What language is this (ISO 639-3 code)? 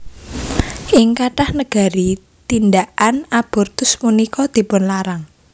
jav